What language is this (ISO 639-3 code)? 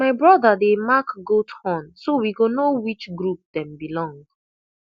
pcm